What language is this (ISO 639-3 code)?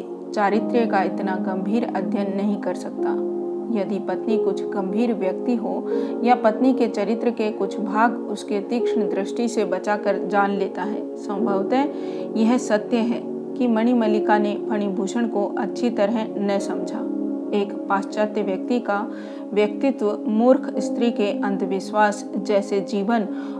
hin